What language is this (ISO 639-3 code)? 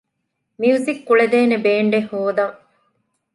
div